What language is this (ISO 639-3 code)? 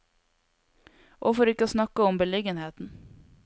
nor